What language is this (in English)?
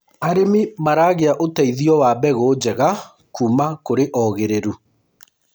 Kikuyu